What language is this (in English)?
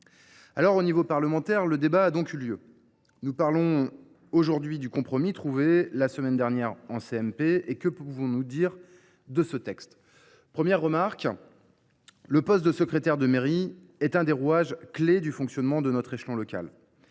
French